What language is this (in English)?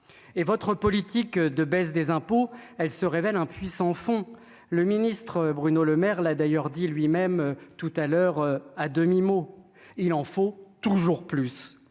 French